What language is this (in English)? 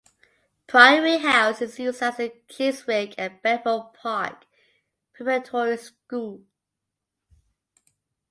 English